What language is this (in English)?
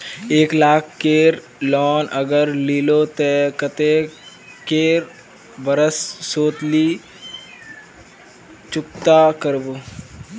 Magahi